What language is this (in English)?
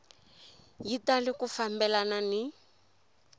Tsonga